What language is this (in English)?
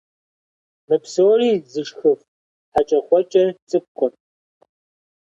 Kabardian